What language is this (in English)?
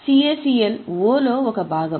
Telugu